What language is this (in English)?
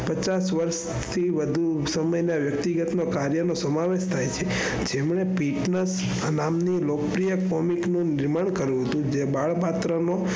Gujarati